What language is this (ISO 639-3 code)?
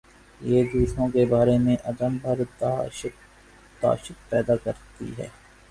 urd